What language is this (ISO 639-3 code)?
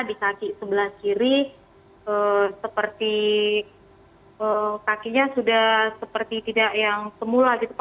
ind